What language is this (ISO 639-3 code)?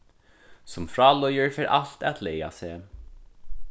fao